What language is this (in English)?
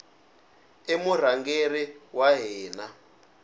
Tsonga